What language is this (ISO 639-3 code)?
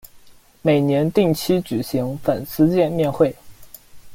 zho